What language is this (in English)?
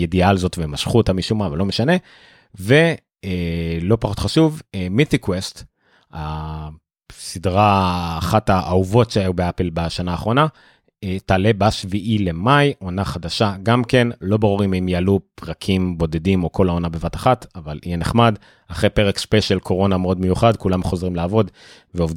Hebrew